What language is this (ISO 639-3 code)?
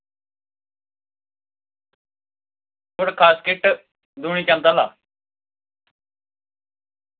doi